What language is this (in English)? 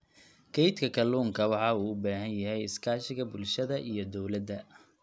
Somali